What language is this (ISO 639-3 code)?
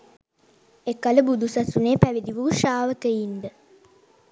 sin